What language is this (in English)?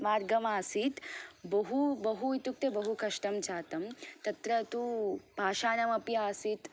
Sanskrit